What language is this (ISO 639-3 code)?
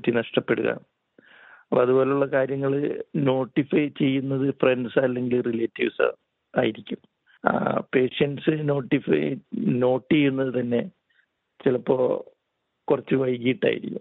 mal